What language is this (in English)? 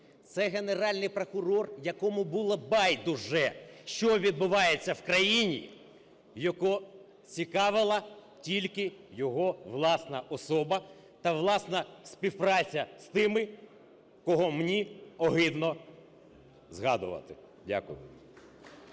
Ukrainian